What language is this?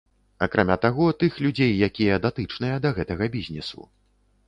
Belarusian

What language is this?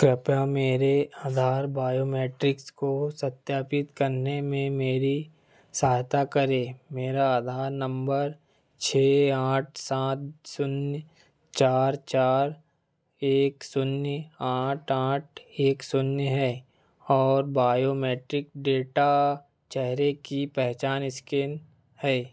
Hindi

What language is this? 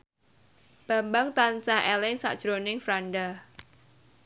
Javanese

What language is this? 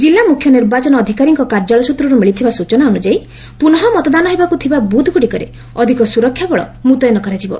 Odia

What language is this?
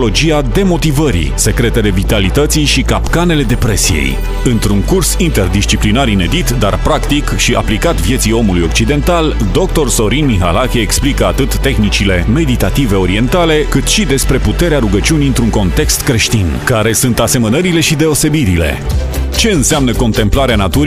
Romanian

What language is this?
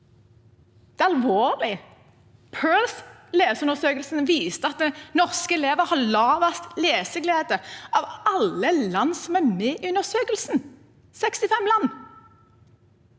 Norwegian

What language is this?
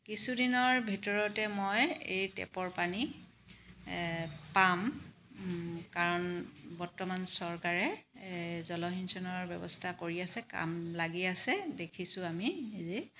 Assamese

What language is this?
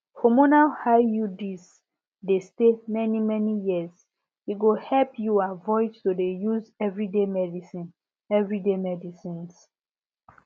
Nigerian Pidgin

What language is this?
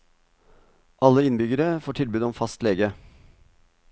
Norwegian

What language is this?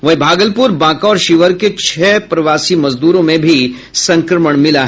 Hindi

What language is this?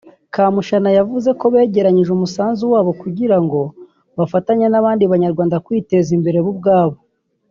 Kinyarwanda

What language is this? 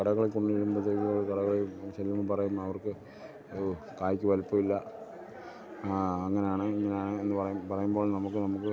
Malayalam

